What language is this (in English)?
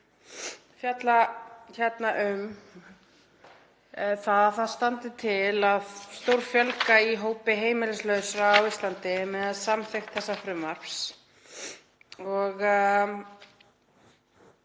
Icelandic